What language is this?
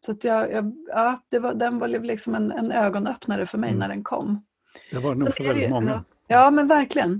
Swedish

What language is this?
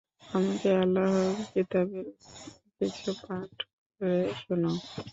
Bangla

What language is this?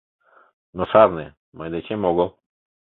Mari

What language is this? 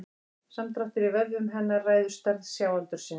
Icelandic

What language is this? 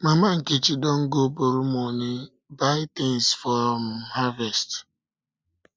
Nigerian Pidgin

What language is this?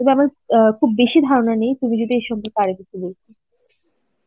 Bangla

